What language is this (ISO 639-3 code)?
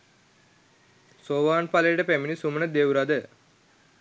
sin